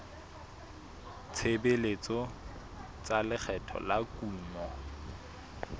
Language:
Southern Sotho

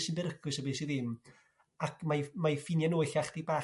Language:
Welsh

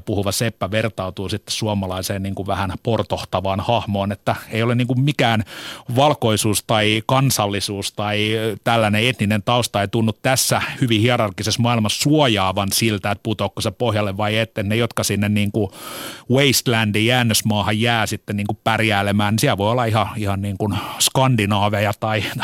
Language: Finnish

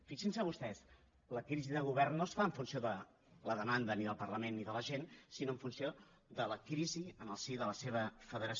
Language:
Catalan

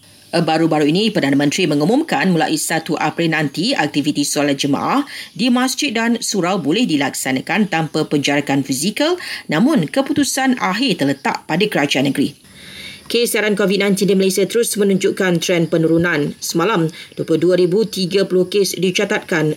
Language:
Malay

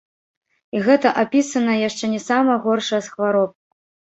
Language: Belarusian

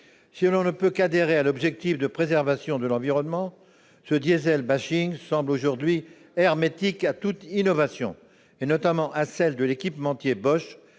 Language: French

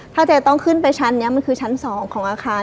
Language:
Thai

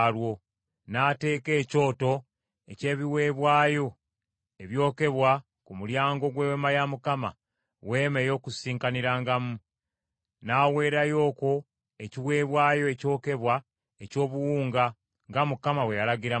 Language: Ganda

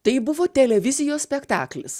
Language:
Lithuanian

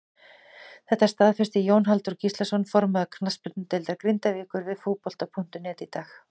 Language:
Icelandic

